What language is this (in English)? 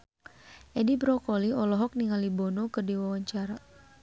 Sundanese